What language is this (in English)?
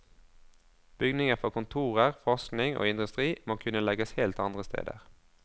Norwegian